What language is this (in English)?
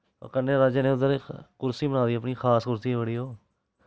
Dogri